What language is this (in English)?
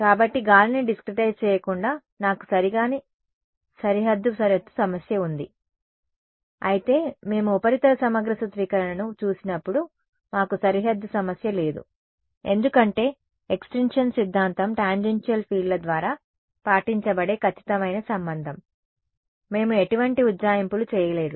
Telugu